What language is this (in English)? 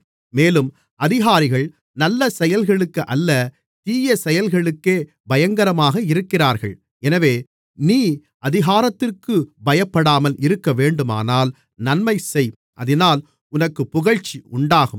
Tamil